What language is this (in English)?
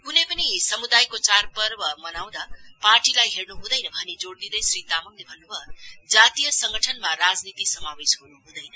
Nepali